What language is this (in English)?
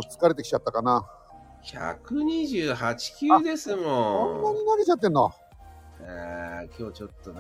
Japanese